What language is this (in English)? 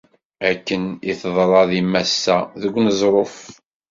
Kabyle